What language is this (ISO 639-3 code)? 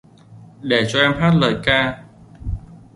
vie